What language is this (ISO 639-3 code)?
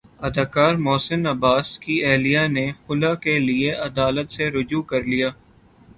urd